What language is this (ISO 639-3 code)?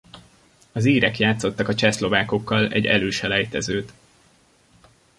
hun